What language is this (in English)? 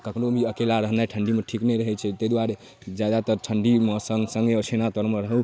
Maithili